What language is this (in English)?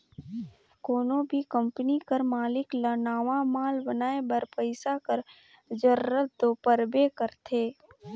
Chhattisgarhi